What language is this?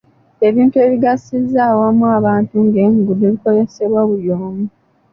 Ganda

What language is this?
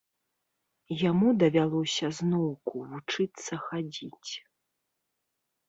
Belarusian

